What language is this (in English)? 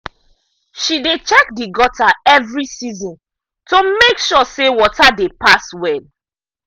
Nigerian Pidgin